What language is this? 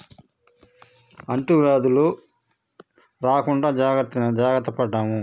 Telugu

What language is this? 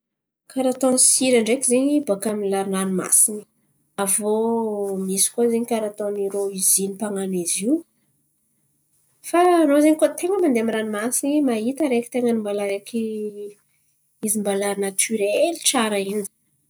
Antankarana Malagasy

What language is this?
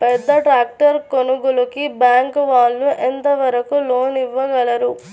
Telugu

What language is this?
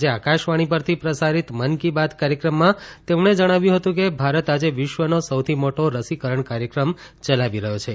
Gujarati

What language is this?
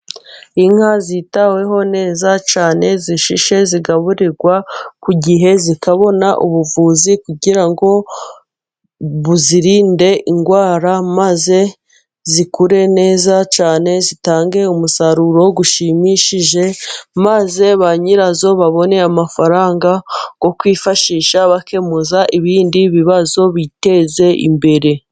Kinyarwanda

